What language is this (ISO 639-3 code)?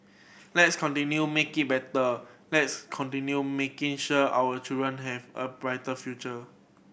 eng